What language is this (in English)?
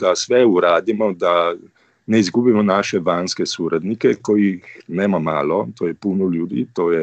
Croatian